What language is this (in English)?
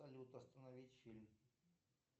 Russian